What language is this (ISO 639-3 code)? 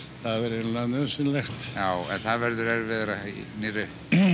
isl